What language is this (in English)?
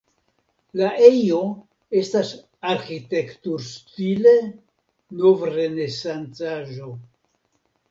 Esperanto